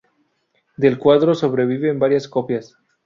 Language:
Spanish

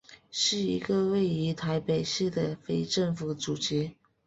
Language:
Chinese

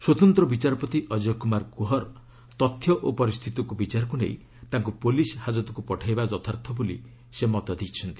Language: Odia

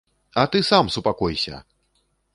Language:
Belarusian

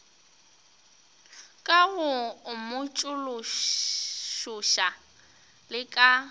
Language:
Northern Sotho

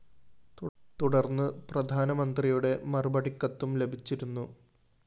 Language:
Malayalam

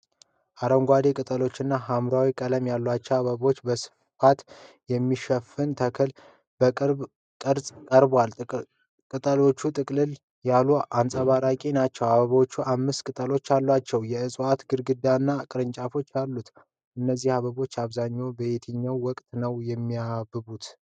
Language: Amharic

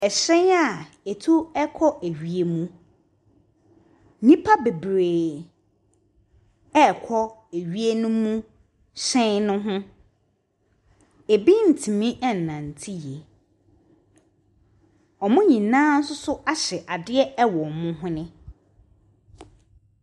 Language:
Akan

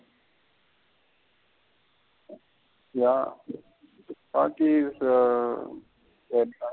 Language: Tamil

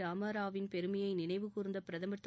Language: Tamil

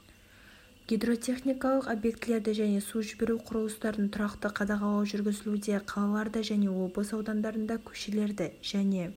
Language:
Kazakh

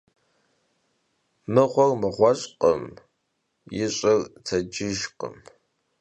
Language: Kabardian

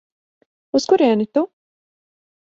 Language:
Latvian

